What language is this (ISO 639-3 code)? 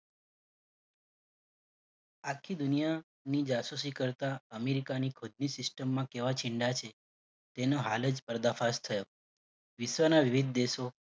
guj